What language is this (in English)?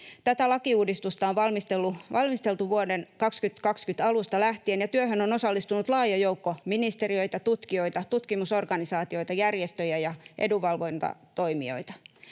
Finnish